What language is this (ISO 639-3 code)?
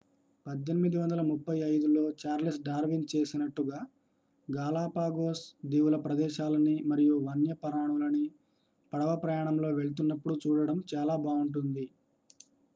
tel